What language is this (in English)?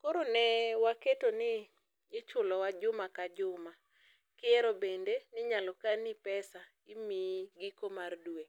Luo (Kenya and Tanzania)